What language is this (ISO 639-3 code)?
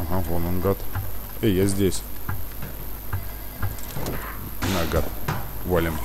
rus